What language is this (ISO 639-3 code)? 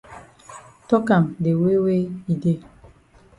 wes